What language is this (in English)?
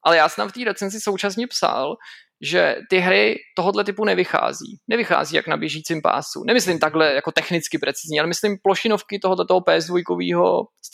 Czech